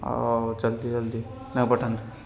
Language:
Odia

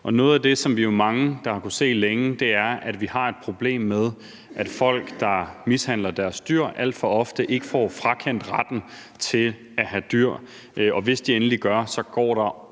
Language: Danish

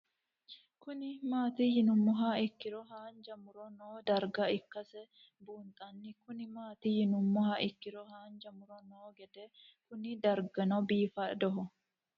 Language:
Sidamo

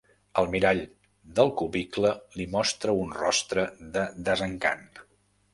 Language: Catalan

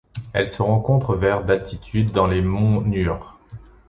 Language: French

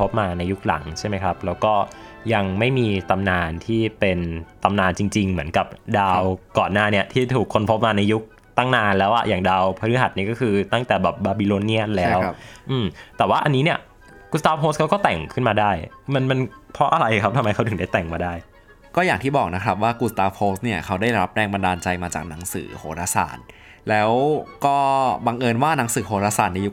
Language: Thai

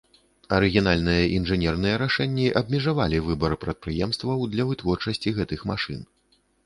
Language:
Belarusian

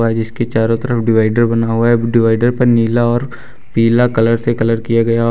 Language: Hindi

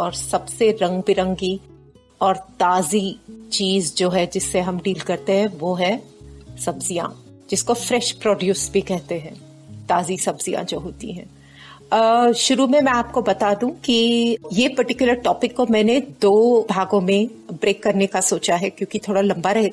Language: Hindi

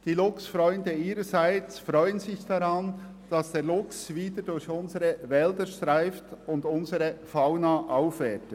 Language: Swiss German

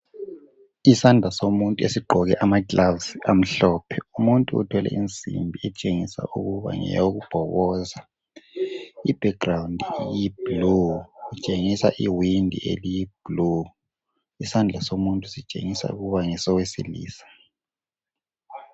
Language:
North Ndebele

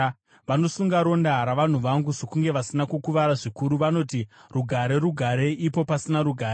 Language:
Shona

